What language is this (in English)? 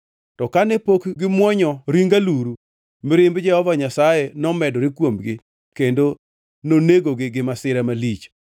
Luo (Kenya and Tanzania)